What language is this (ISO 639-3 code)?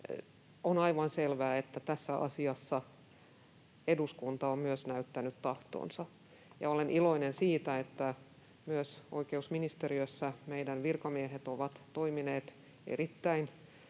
fin